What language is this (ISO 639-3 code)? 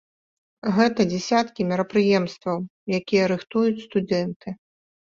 bel